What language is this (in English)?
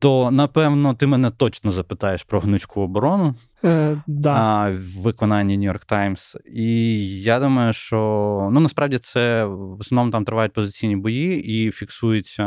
Ukrainian